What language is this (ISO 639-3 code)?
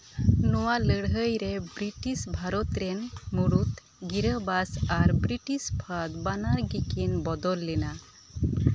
sat